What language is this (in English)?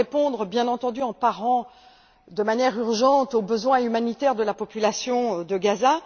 French